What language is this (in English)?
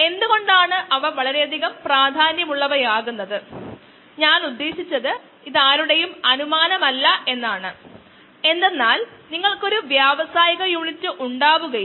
Malayalam